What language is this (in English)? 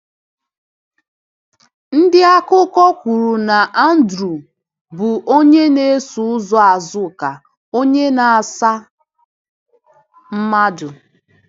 Igbo